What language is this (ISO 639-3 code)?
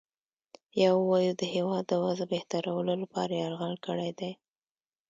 pus